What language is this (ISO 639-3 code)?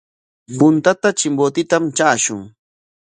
qwa